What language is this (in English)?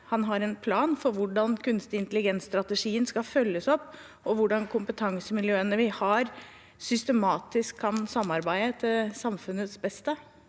Norwegian